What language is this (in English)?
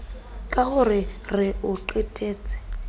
Southern Sotho